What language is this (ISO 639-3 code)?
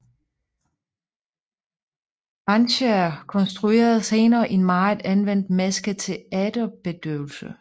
dan